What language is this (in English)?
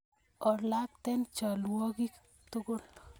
Kalenjin